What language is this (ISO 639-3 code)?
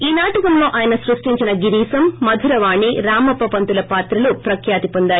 tel